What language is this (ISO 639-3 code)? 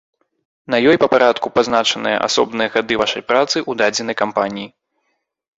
bel